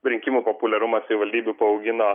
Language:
Lithuanian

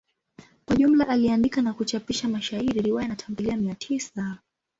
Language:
Swahili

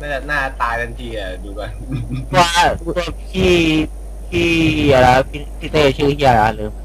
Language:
Thai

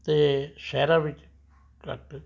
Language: Punjabi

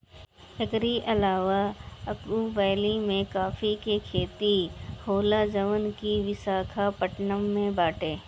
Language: Bhojpuri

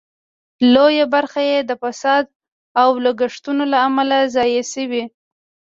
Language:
Pashto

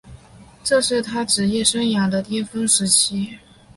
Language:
Chinese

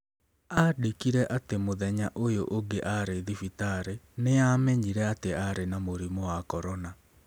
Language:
Kikuyu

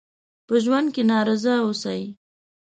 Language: Pashto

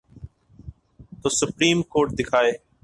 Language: Urdu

